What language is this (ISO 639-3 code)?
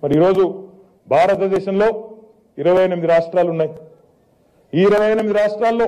hin